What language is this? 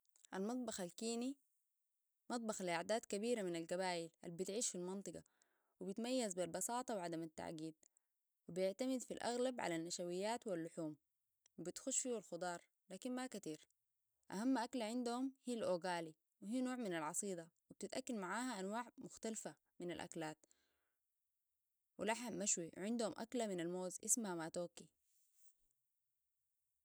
Sudanese Arabic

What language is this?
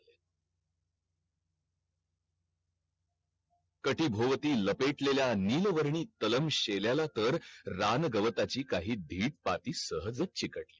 Marathi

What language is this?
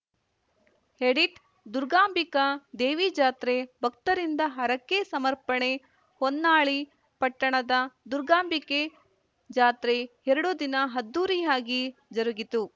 Kannada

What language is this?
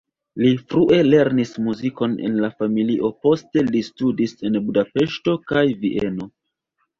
Esperanto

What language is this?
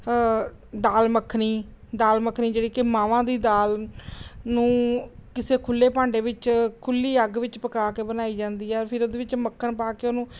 Punjabi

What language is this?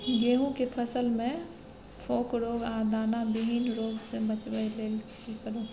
Maithili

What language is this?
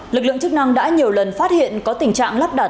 Vietnamese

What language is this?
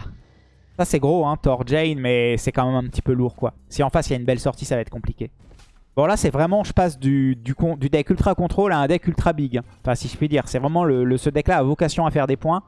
French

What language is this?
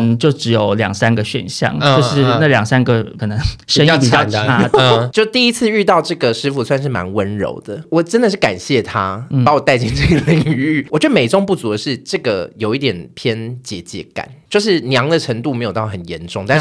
Chinese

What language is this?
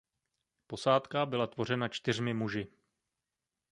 Czech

